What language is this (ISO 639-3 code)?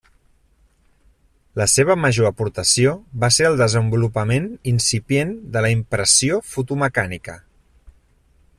cat